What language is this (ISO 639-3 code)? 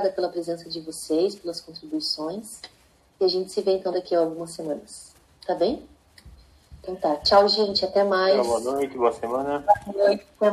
por